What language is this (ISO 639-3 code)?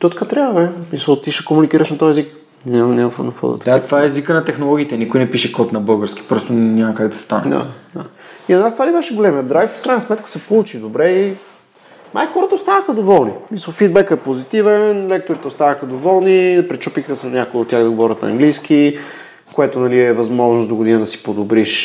bul